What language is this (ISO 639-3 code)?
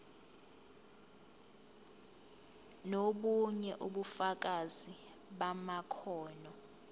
zul